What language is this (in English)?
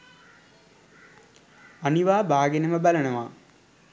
Sinhala